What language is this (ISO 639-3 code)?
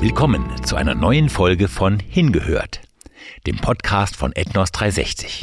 deu